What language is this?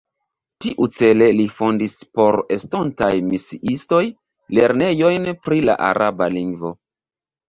Esperanto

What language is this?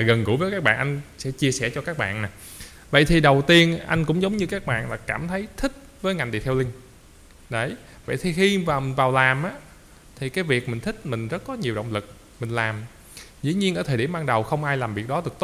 Vietnamese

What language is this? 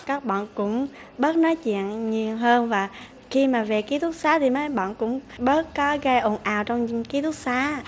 Vietnamese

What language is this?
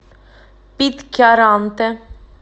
Russian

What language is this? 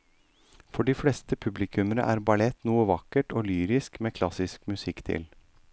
Norwegian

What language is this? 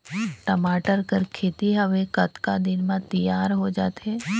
Chhattisgarhi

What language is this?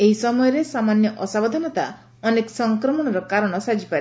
Odia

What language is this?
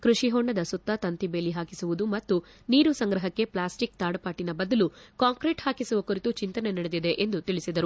Kannada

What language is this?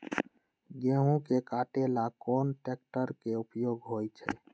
Magahi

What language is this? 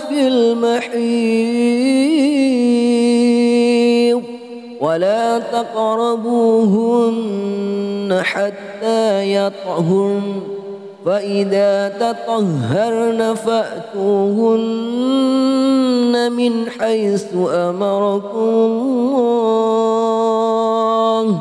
Arabic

